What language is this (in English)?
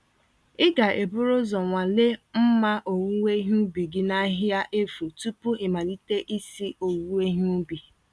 Igbo